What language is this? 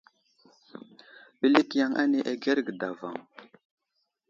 Wuzlam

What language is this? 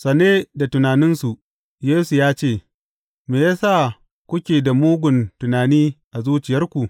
Hausa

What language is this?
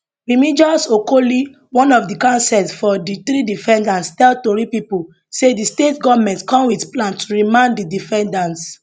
Nigerian Pidgin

